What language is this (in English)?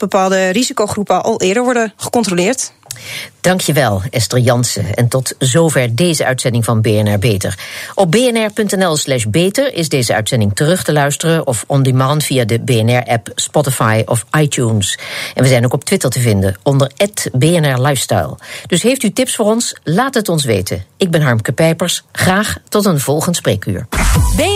Dutch